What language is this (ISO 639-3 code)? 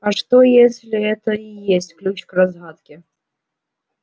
rus